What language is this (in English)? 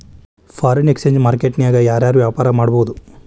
Kannada